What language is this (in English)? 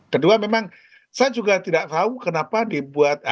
Indonesian